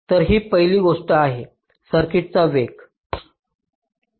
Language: Marathi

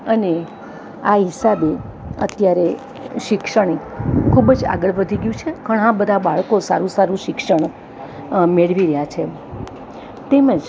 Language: Gujarati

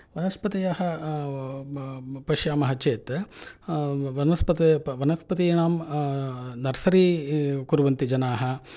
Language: Sanskrit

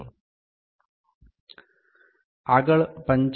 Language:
Gujarati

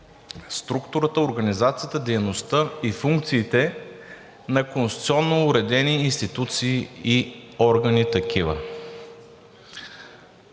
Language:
Bulgarian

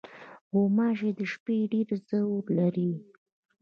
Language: Pashto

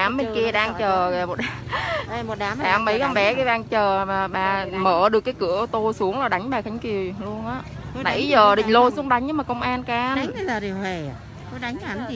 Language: Vietnamese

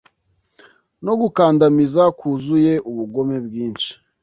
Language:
Kinyarwanda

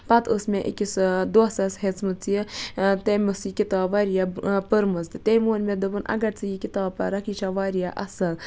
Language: Kashmiri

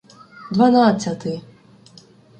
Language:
Ukrainian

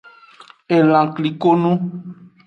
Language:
Aja (Benin)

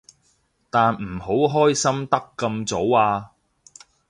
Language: Cantonese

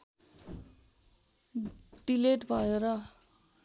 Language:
Nepali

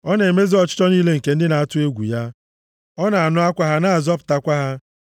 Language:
Igbo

